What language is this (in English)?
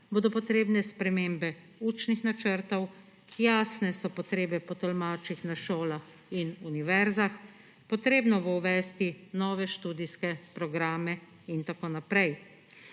Slovenian